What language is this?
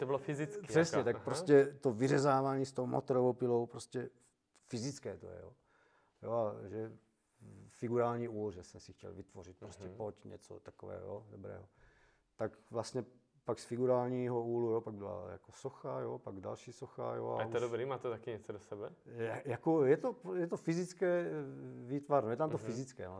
Czech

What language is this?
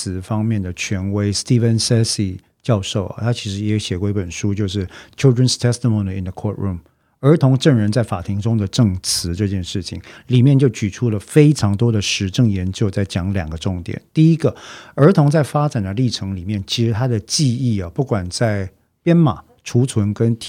Chinese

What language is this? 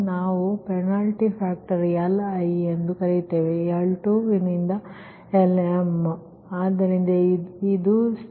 Kannada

